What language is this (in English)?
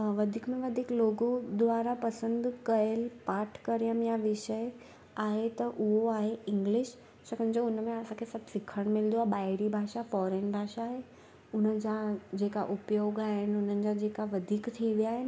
Sindhi